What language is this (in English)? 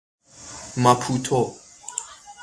Persian